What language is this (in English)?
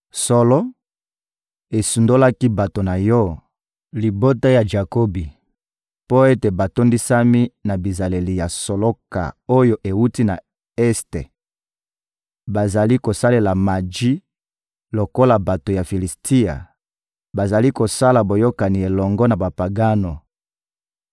Lingala